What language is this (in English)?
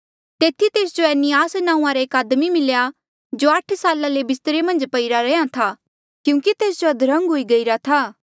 Mandeali